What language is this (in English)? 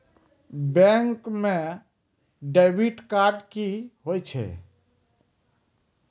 Maithili